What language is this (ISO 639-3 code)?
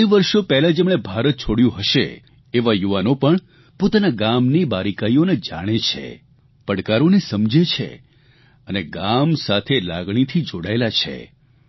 guj